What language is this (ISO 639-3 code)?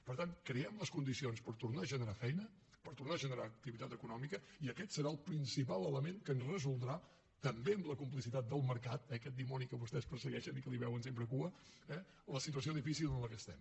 cat